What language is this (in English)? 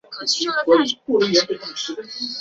Chinese